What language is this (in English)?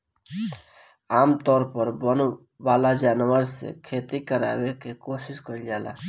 Bhojpuri